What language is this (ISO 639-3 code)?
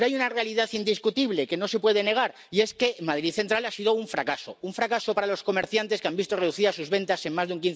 spa